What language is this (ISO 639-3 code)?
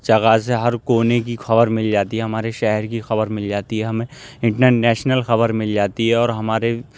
urd